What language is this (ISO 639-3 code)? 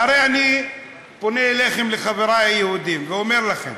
heb